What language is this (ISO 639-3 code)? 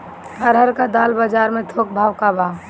bho